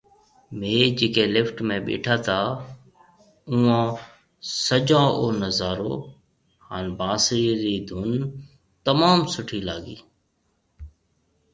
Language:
Marwari (Pakistan)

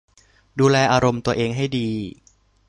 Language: Thai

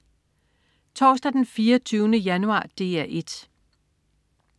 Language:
Danish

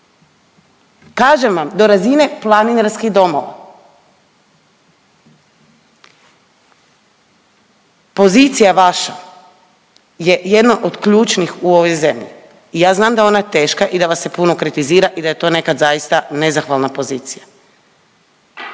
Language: Croatian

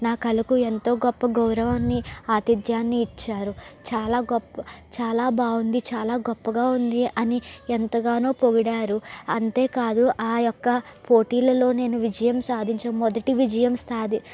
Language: Telugu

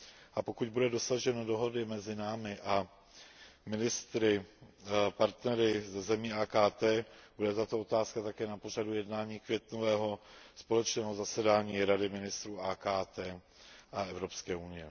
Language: Czech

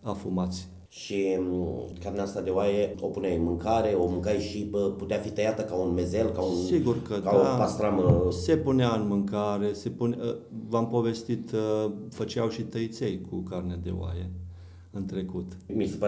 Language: Romanian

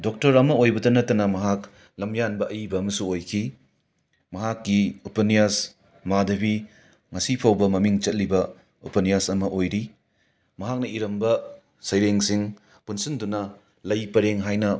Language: Manipuri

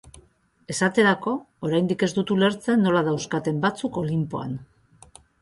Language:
Basque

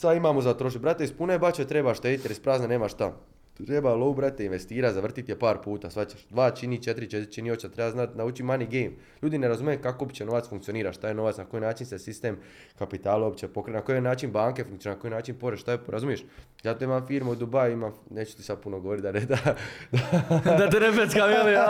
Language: Croatian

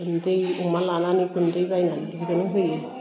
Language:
Bodo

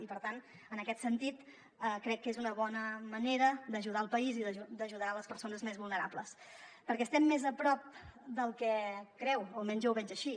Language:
Catalan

